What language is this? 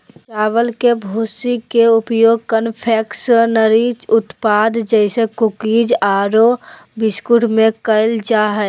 Magahi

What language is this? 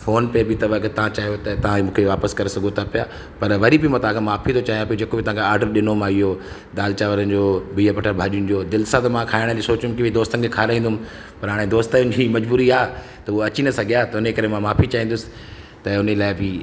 Sindhi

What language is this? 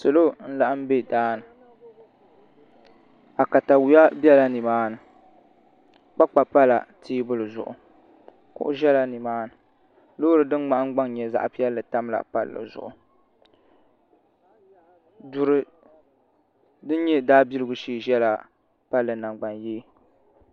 Dagbani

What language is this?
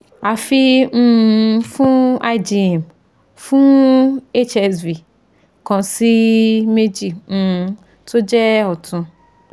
Yoruba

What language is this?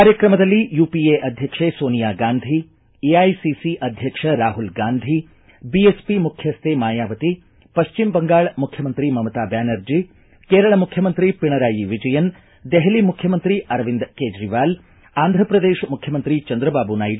Kannada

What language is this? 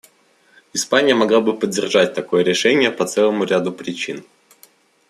Russian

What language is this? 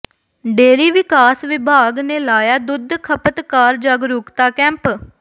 Punjabi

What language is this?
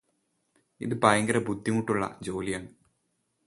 Malayalam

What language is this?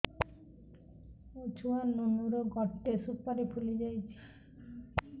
Odia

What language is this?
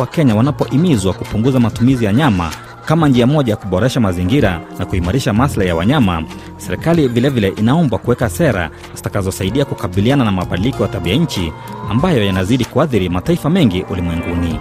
Swahili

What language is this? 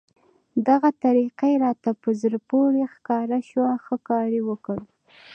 Pashto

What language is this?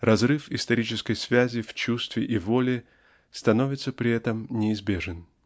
Russian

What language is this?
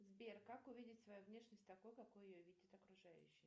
Russian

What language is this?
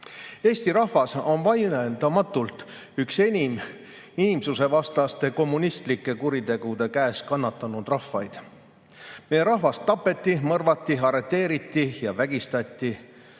Estonian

